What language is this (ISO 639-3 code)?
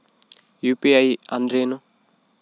kan